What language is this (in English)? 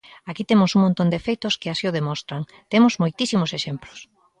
Galician